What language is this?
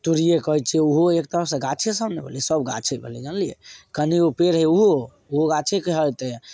Maithili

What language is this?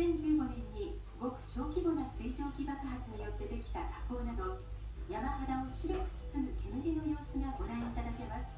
Japanese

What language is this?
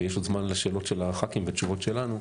Hebrew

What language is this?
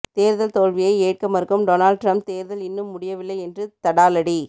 Tamil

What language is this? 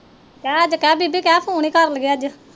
Punjabi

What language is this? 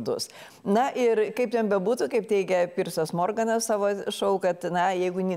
Lithuanian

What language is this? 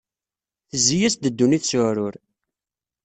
Kabyle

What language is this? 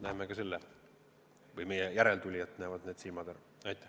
Estonian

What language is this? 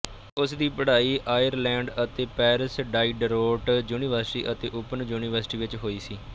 Punjabi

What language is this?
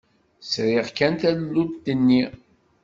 Kabyle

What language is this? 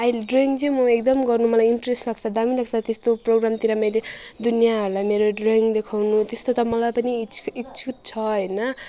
Nepali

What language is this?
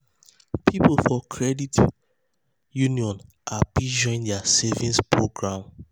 Nigerian Pidgin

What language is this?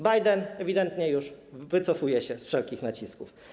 Polish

